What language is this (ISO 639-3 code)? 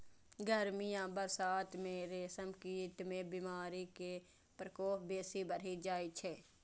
mai